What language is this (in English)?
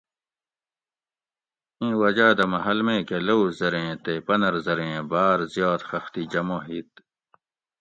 Gawri